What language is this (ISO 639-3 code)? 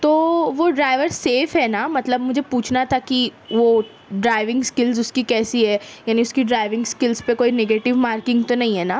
urd